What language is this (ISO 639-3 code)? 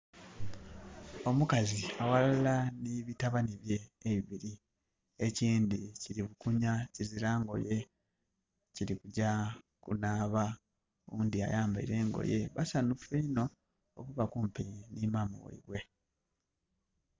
xog